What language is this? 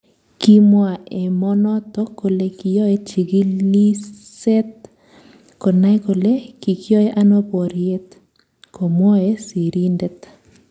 Kalenjin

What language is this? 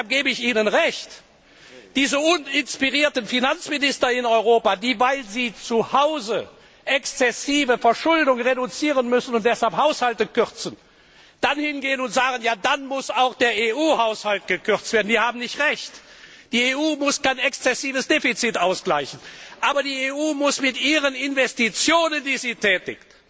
German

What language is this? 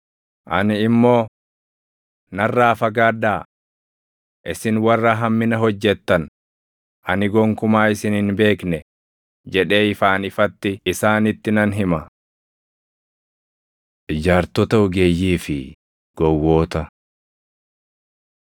Oromo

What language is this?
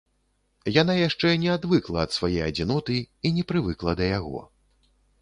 Belarusian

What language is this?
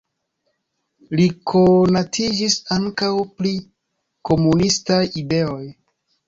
Esperanto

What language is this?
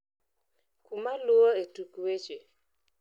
Luo (Kenya and Tanzania)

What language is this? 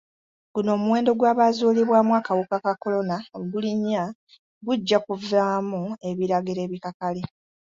Ganda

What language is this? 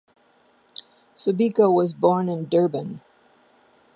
English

